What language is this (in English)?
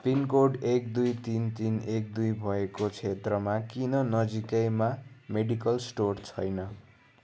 Nepali